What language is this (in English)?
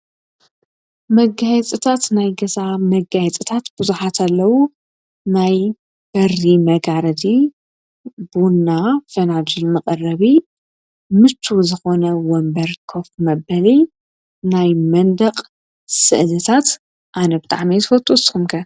Tigrinya